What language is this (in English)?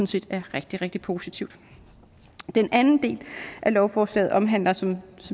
Danish